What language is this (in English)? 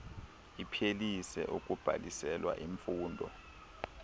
Xhosa